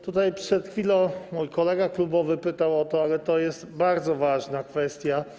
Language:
Polish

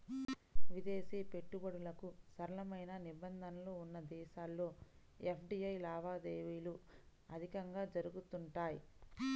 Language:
Telugu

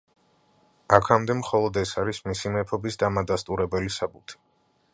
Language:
Georgian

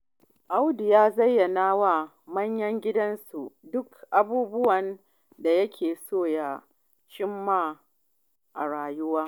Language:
Hausa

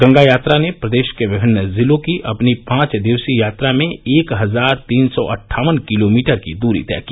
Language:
Hindi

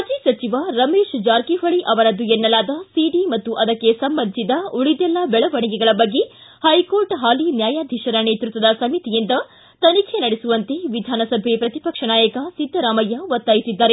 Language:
Kannada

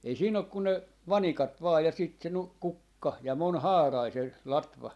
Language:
Finnish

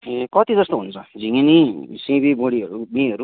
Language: Nepali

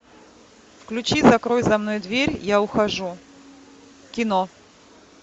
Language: Russian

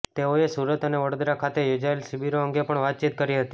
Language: Gujarati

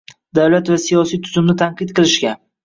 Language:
Uzbek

